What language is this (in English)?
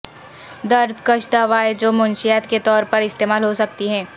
Urdu